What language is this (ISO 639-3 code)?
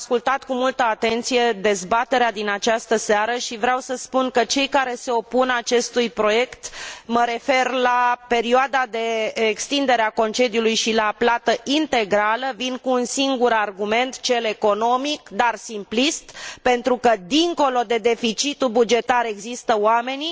ron